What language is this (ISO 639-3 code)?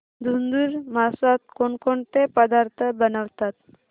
mar